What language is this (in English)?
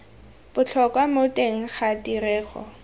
Tswana